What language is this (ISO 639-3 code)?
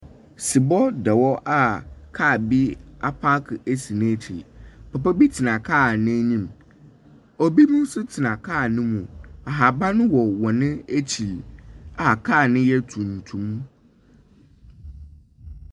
aka